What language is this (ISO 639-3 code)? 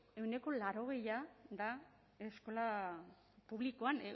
eus